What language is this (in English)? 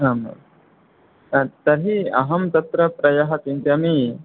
Sanskrit